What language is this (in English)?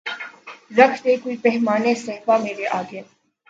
Urdu